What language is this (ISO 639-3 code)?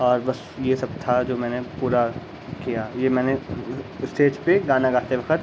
urd